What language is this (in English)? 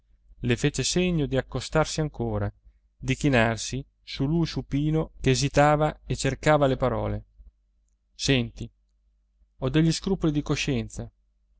Italian